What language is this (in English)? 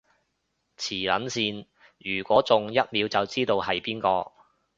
Cantonese